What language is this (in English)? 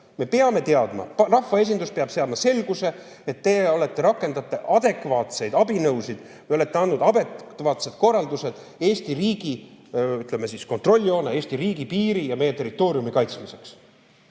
Estonian